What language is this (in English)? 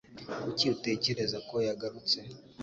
Kinyarwanda